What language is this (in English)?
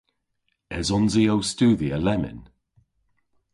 Cornish